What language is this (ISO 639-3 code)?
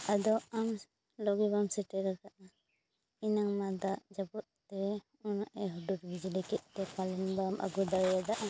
sat